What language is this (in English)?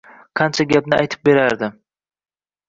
Uzbek